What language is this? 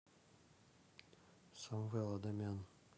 Russian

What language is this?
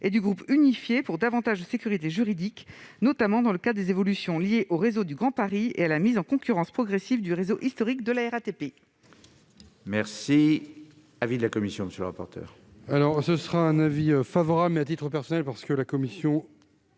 French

